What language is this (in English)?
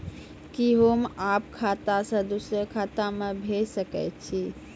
Maithili